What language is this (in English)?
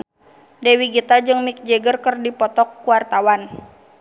Sundanese